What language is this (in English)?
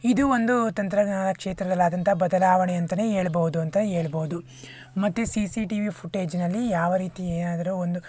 Kannada